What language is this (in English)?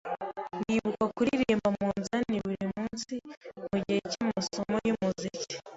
Kinyarwanda